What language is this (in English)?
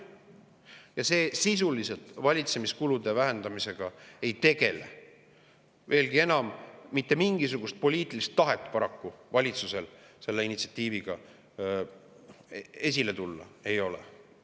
Estonian